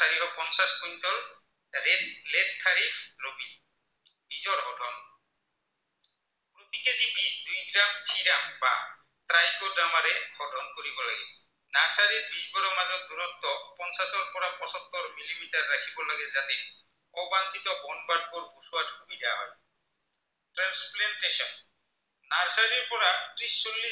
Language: Assamese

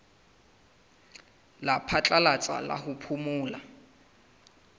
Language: Southern Sotho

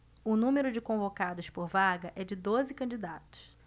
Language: Portuguese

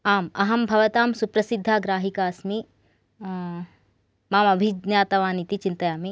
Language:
Sanskrit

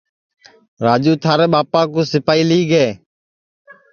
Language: Sansi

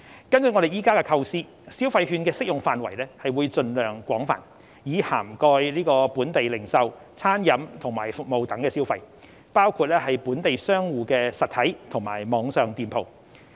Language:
Cantonese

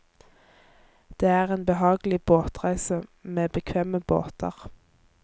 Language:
Norwegian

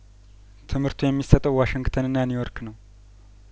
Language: Amharic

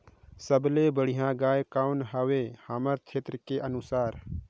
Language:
Chhattisgarhi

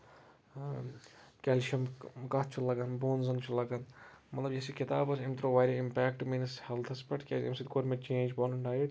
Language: Kashmiri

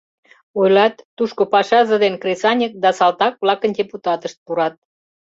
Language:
Mari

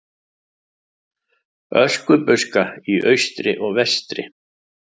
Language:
Icelandic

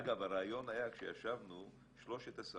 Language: Hebrew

